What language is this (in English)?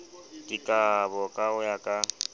Southern Sotho